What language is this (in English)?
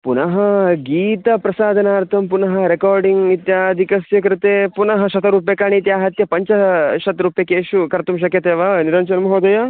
Sanskrit